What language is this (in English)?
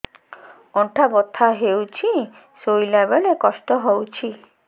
Odia